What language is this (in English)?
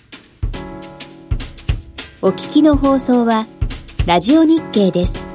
Japanese